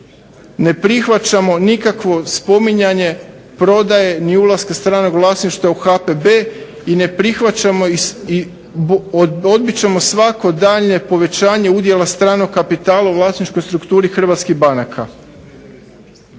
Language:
Croatian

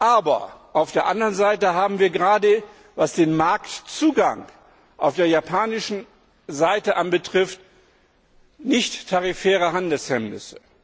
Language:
German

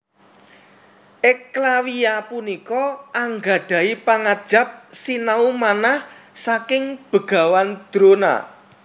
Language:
Javanese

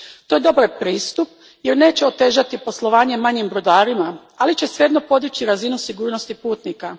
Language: Croatian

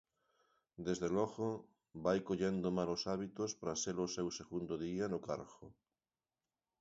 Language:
Galician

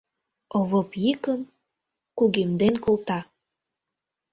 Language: Mari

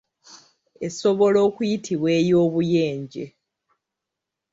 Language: Ganda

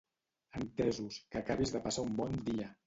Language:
Catalan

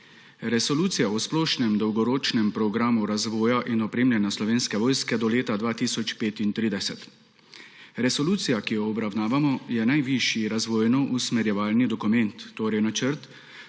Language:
Slovenian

